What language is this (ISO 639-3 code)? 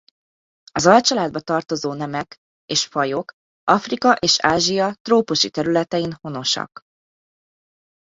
hun